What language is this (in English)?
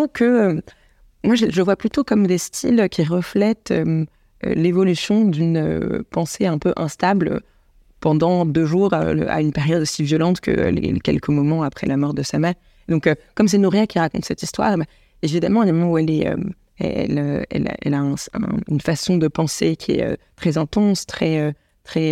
French